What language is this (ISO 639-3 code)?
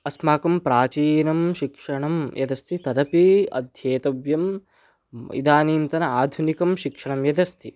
san